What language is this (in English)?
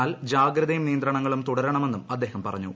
Malayalam